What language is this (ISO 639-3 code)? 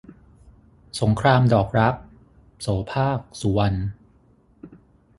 tha